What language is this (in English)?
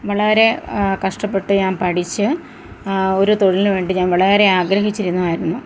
Malayalam